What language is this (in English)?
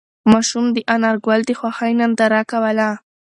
Pashto